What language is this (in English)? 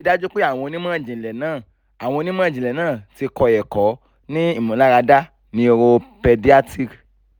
Yoruba